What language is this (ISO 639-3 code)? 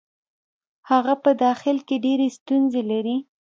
pus